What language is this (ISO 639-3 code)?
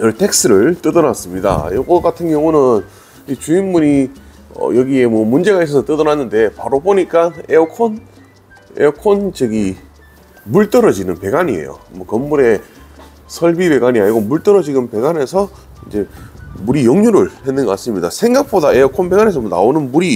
kor